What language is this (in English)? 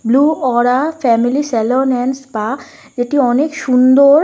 Bangla